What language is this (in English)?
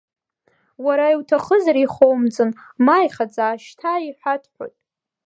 Abkhazian